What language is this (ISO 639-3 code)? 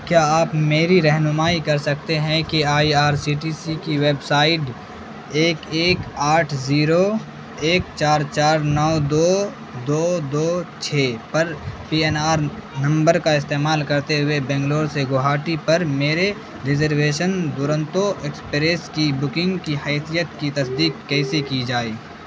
urd